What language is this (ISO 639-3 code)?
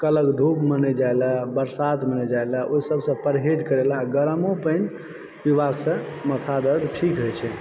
mai